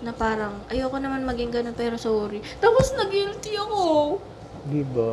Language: Filipino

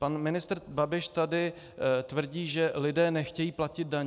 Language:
Czech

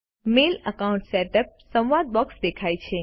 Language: Gujarati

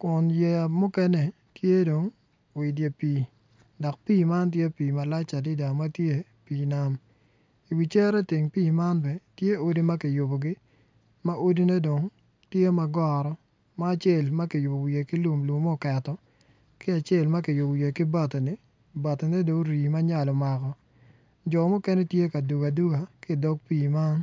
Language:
Acoli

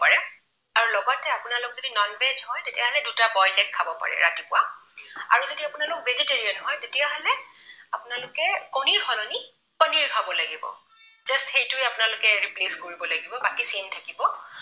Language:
Assamese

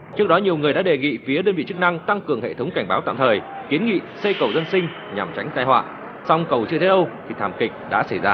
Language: Vietnamese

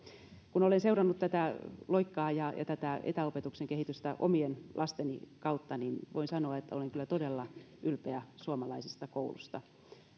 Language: Finnish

